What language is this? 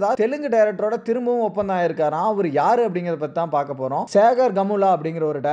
Romanian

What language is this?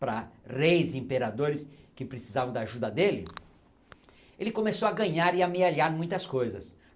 Portuguese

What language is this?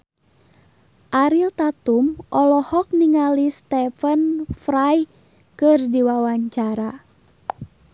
Sundanese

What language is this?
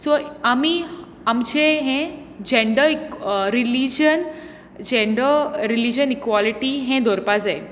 Konkani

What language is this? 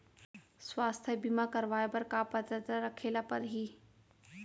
Chhattisgarhi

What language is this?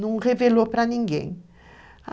Portuguese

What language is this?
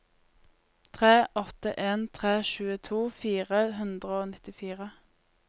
Norwegian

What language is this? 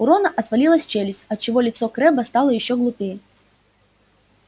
Russian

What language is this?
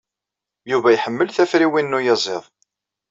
Kabyle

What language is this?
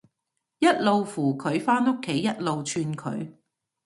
Cantonese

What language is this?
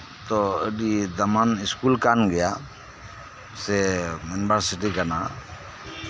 Santali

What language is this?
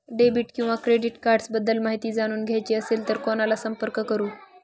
Marathi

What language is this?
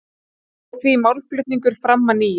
Icelandic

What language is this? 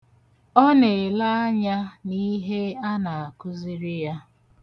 Igbo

